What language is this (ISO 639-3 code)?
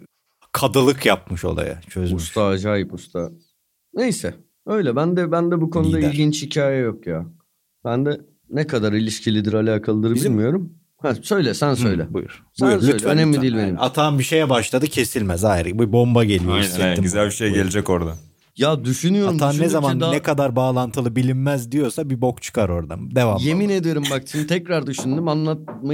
tur